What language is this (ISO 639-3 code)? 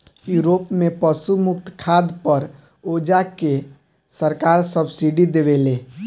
bho